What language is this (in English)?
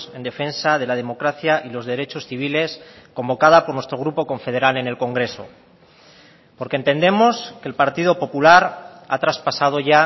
Spanish